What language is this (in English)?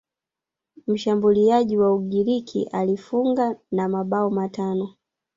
Swahili